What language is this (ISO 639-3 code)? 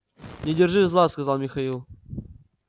rus